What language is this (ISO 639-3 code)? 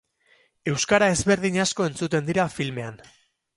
eus